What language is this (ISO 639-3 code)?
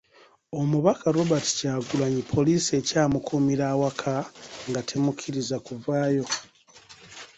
lug